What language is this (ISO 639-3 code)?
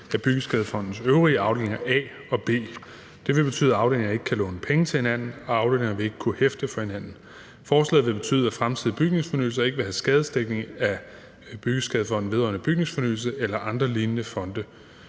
dan